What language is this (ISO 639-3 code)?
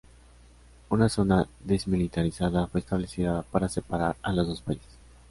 spa